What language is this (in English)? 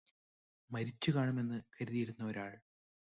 Malayalam